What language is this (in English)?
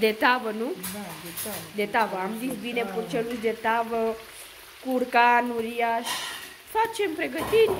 Romanian